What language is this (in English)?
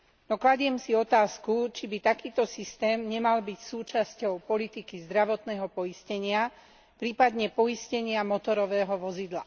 Slovak